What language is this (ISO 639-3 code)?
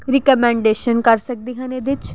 pan